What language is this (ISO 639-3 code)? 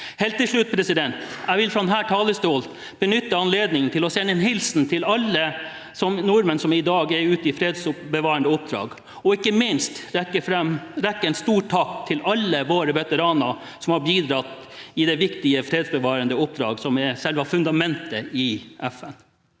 nor